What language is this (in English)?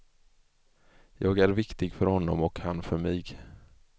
Swedish